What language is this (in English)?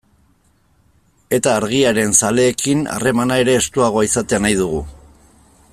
Basque